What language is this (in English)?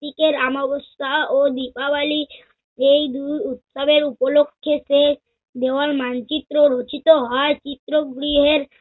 Bangla